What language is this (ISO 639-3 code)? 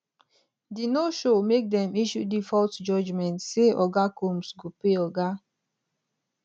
pcm